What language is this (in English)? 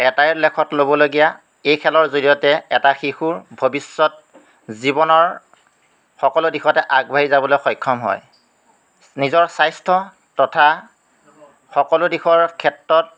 Assamese